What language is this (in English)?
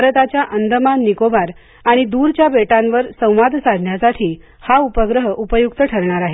Marathi